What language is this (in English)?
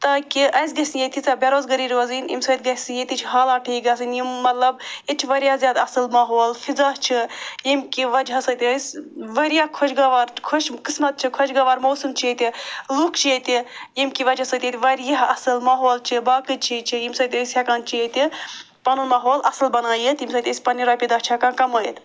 Kashmiri